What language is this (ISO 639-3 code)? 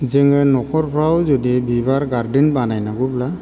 brx